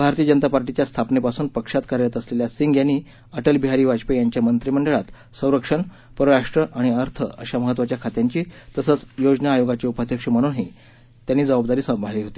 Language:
Marathi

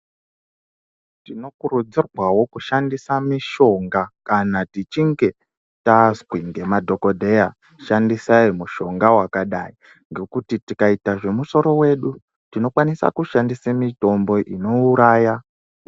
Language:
Ndau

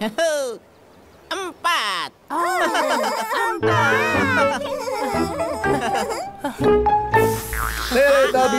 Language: Indonesian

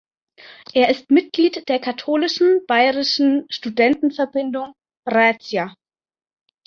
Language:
German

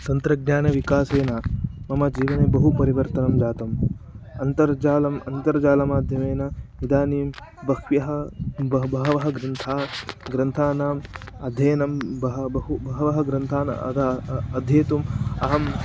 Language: Sanskrit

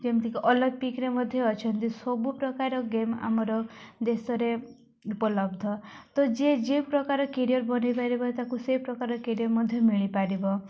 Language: Odia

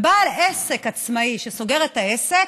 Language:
Hebrew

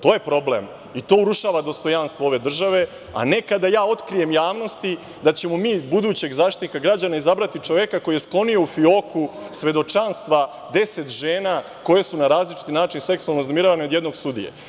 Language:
Serbian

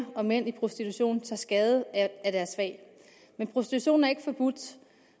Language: Danish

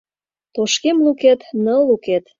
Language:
Mari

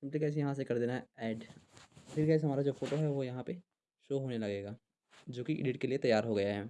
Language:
Hindi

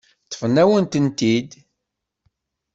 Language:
Kabyle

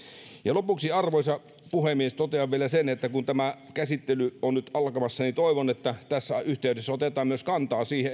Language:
Finnish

